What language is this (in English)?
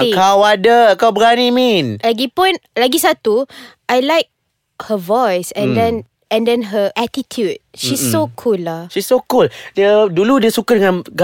Malay